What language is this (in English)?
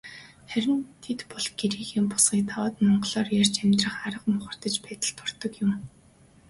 Mongolian